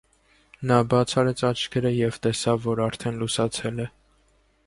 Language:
Armenian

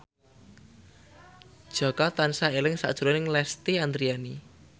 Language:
Javanese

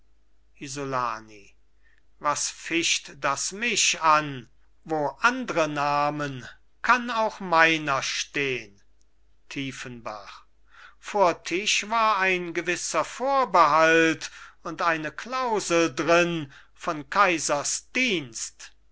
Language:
German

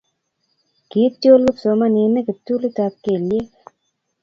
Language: Kalenjin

